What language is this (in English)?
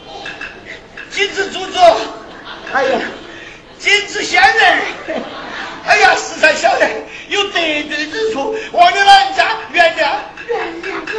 Chinese